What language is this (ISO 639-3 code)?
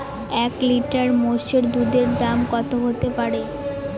ben